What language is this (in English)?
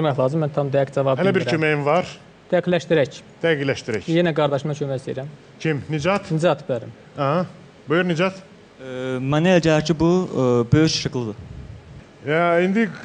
Turkish